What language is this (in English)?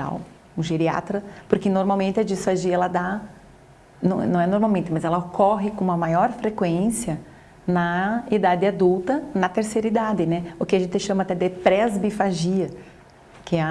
Portuguese